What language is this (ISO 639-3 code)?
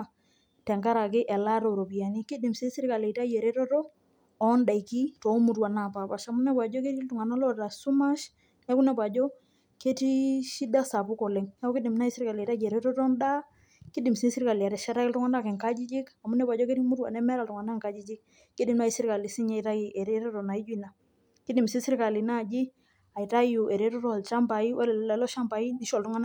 mas